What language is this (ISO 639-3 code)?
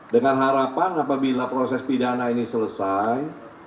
ind